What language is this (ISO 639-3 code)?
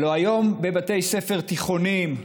heb